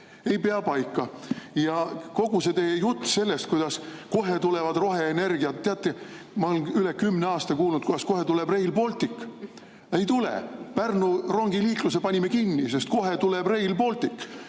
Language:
Estonian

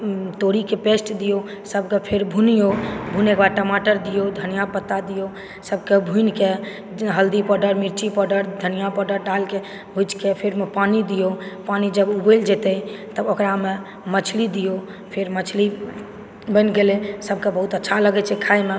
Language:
Maithili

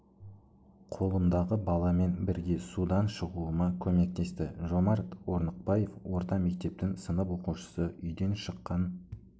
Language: Kazakh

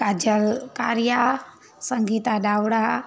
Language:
Sindhi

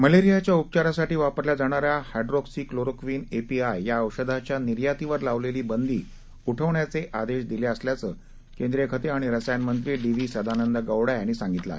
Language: Marathi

